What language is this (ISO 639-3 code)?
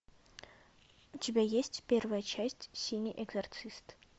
rus